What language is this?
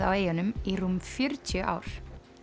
Icelandic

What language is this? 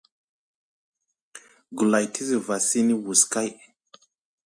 Musgu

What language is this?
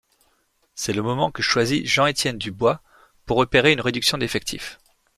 French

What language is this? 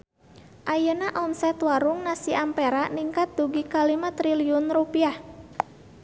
Sundanese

